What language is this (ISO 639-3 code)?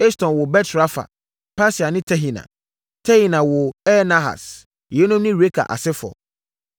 aka